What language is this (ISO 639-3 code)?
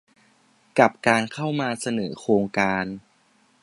tha